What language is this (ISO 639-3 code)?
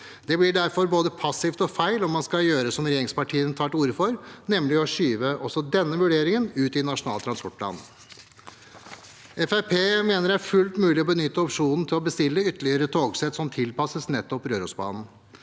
nor